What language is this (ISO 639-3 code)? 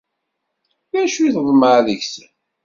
kab